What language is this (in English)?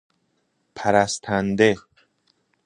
Persian